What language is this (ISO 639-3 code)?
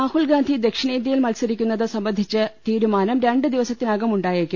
mal